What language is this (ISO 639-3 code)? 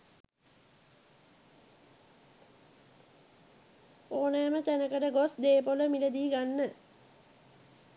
sin